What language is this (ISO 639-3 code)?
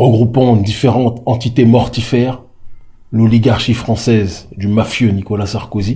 fra